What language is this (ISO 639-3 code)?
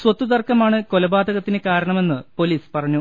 mal